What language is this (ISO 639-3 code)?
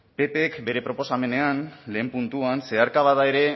eus